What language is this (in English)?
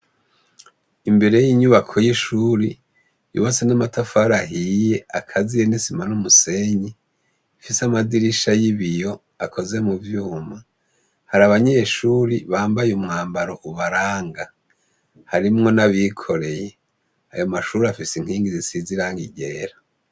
Rundi